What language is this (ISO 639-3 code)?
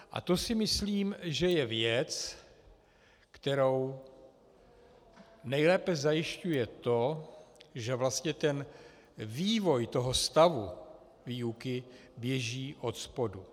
ces